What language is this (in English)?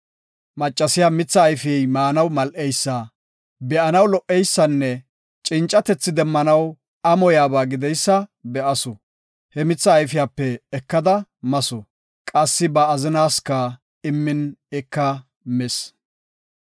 Gofa